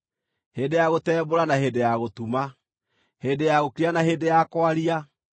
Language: Kikuyu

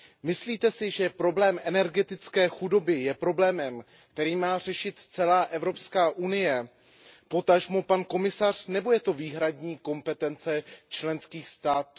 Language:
Czech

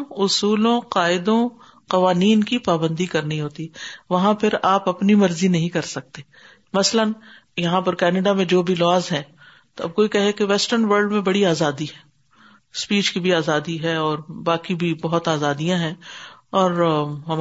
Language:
Urdu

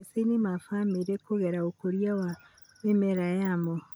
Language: Kikuyu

